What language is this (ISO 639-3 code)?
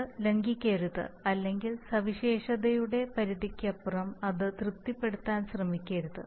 mal